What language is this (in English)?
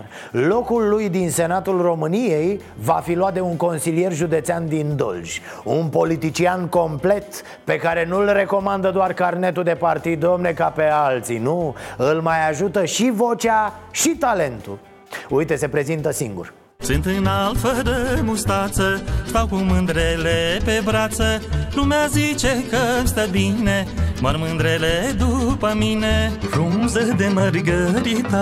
Romanian